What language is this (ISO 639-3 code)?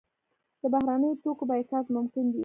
pus